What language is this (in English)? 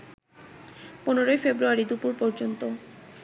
Bangla